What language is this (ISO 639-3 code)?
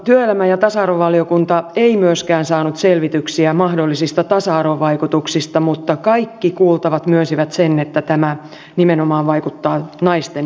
fin